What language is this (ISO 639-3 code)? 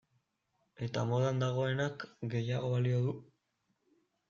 eus